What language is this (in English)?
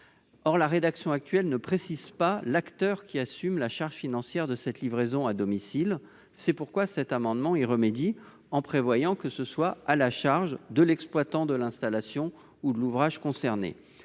French